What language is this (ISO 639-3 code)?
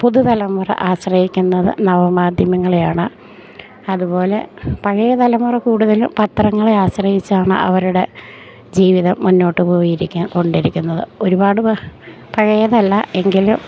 mal